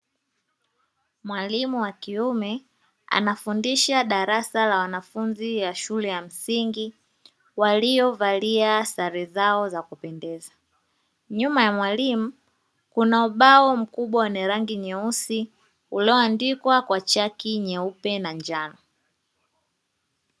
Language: Swahili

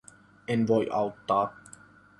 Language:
Finnish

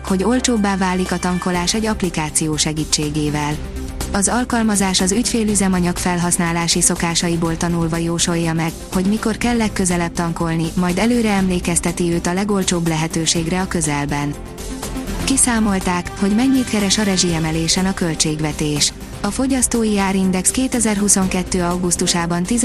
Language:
Hungarian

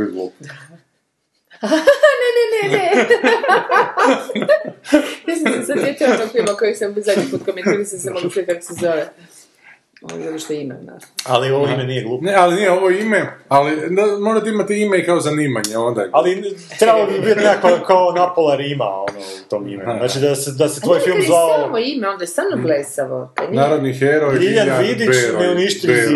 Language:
Croatian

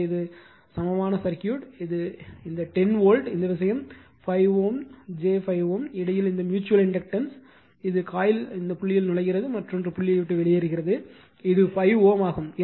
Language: Tamil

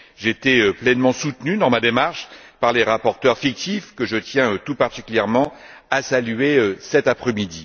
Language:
French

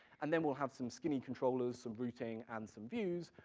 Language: English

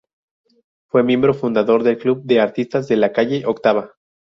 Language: Spanish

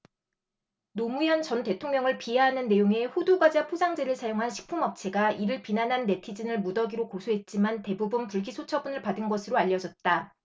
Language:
Korean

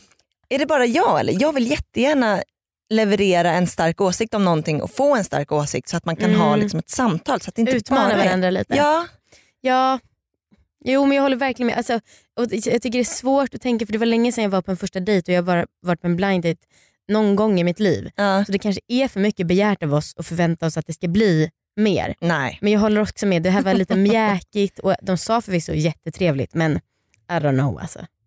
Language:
Swedish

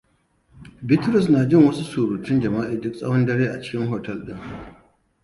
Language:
Hausa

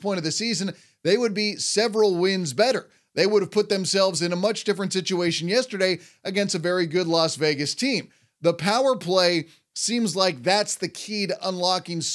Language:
English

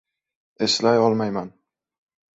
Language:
Uzbek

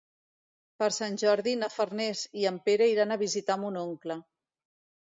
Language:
Catalan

